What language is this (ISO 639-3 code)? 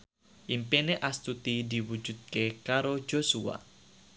jav